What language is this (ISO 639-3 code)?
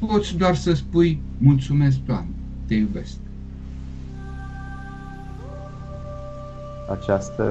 ron